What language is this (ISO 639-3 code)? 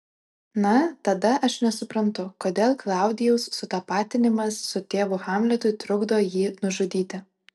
lit